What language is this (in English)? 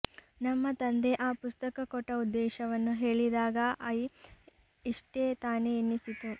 Kannada